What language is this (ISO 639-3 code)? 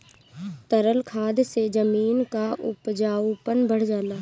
bho